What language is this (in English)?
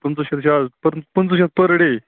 Kashmiri